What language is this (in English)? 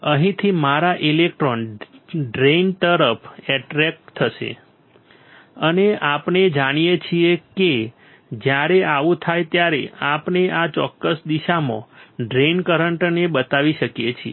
Gujarati